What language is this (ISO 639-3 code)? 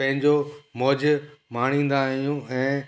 snd